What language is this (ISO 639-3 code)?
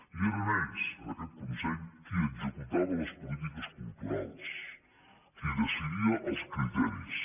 cat